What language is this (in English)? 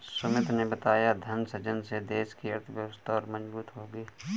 Hindi